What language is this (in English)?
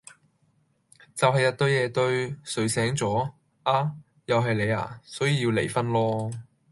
Cantonese